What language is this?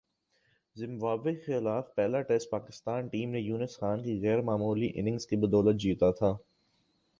Urdu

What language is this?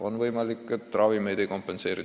Estonian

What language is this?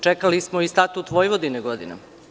Serbian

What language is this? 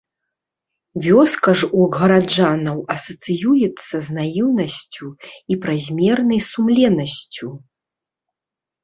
Belarusian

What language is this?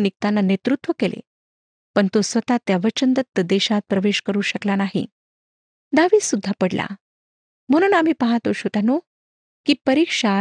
Marathi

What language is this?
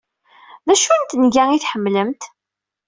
Kabyle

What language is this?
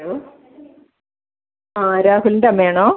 Malayalam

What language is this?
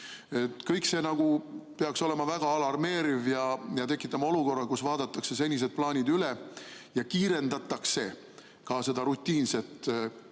Estonian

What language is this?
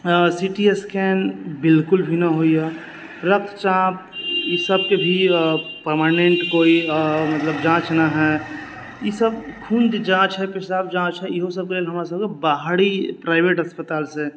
Maithili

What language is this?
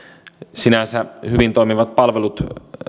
Finnish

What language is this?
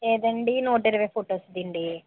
Telugu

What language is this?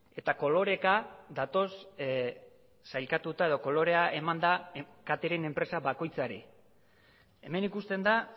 Basque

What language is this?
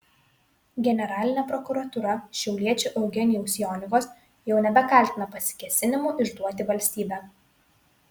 Lithuanian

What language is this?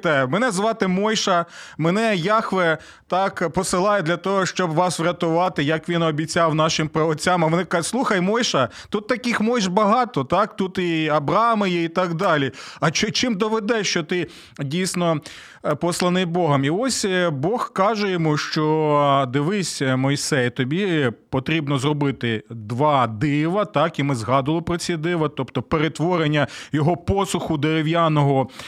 Ukrainian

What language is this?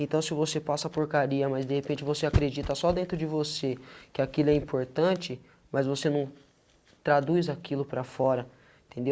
Portuguese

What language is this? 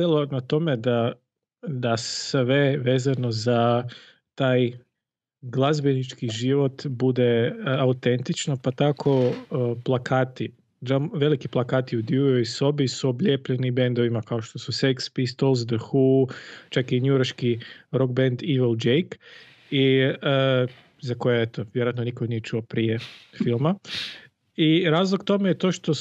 Croatian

